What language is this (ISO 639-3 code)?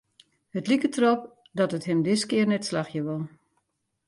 fry